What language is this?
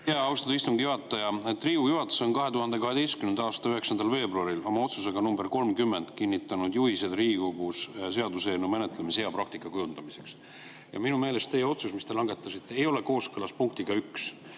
Estonian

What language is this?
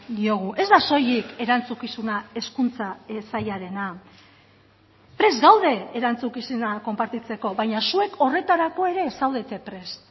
Basque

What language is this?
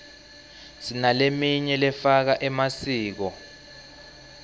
Swati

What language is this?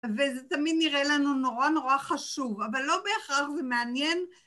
Hebrew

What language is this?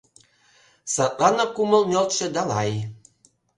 Mari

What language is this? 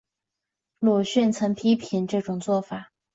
Chinese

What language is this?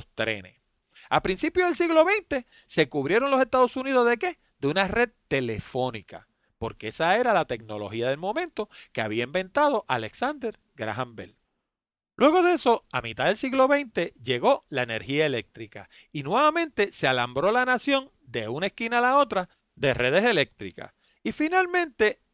Spanish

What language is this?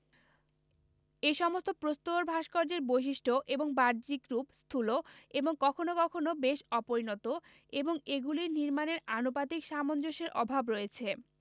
Bangla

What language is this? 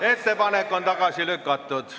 Estonian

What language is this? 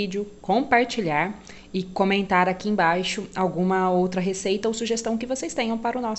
Portuguese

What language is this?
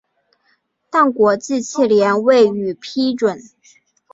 Chinese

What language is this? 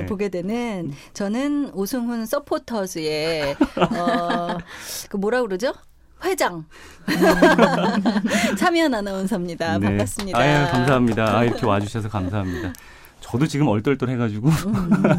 Korean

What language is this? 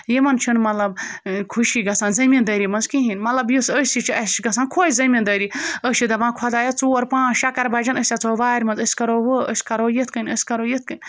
Kashmiri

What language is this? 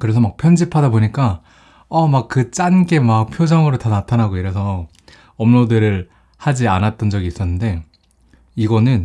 Korean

